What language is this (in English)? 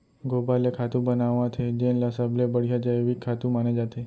Chhattisgarhi